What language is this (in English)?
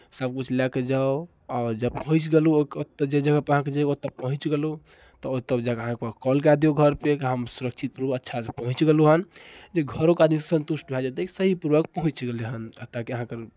Maithili